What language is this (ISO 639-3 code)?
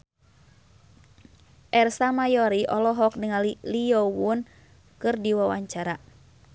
sun